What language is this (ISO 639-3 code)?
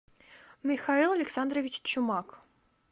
rus